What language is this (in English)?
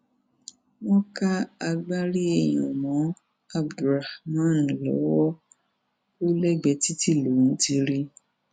Yoruba